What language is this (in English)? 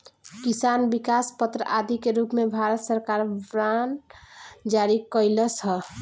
Bhojpuri